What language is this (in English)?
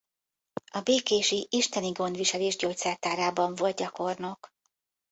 Hungarian